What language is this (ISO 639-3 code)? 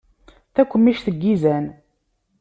kab